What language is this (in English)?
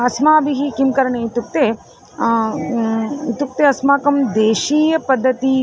Sanskrit